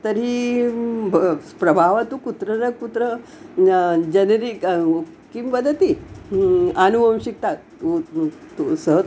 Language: Sanskrit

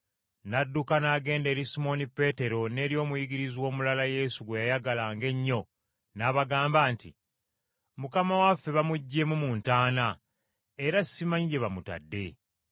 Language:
Ganda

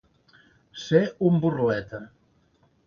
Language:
Catalan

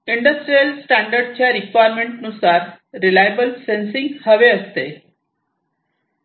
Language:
Marathi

